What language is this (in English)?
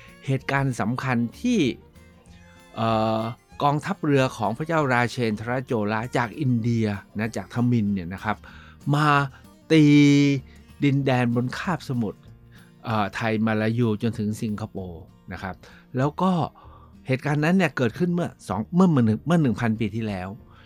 Thai